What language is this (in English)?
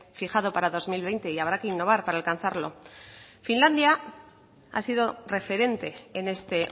Spanish